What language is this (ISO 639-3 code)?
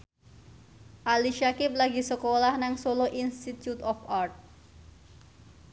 jav